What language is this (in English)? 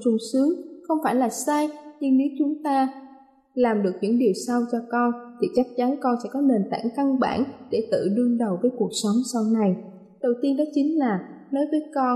Vietnamese